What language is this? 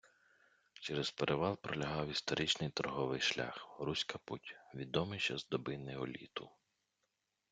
Ukrainian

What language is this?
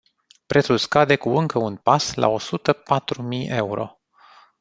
Romanian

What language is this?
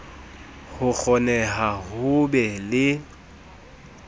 Southern Sotho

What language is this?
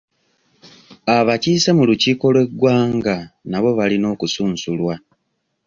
Ganda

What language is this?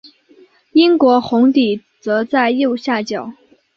Chinese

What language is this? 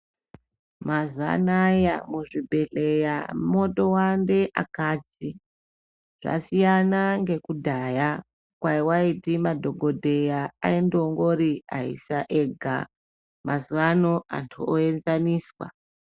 Ndau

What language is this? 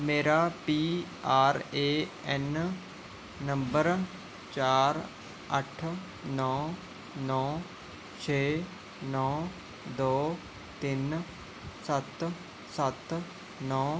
Punjabi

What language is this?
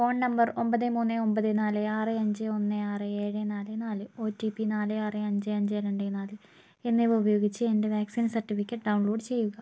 Malayalam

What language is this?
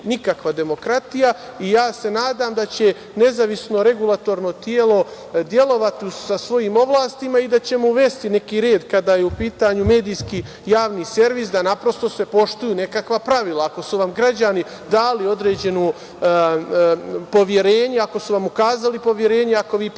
Serbian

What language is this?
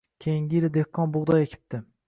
Uzbek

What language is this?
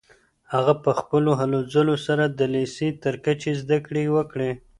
Pashto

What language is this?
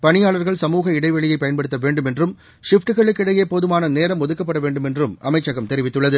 Tamil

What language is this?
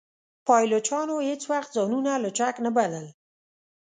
Pashto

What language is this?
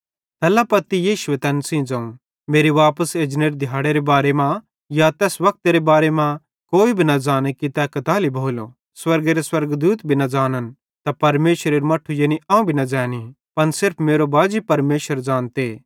Bhadrawahi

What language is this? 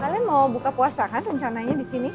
Indonesian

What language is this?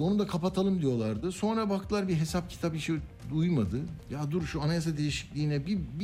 Turkish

